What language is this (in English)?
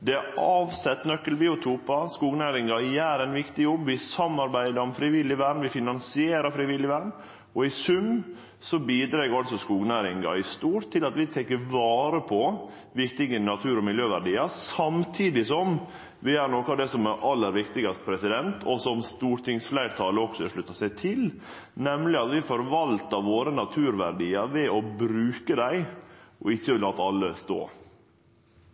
Norwegian Nynorsk